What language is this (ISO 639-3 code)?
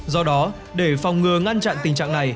vie